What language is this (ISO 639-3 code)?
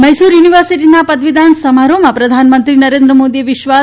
guj